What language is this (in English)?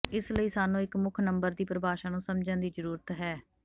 Punjabi